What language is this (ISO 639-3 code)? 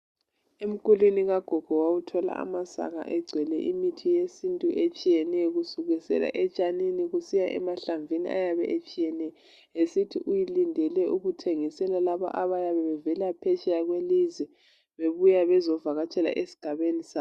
nde